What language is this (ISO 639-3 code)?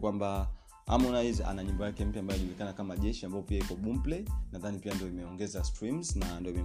swa